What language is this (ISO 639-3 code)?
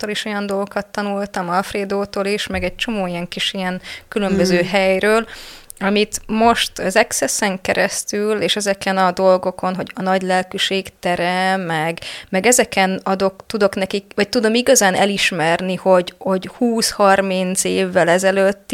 hun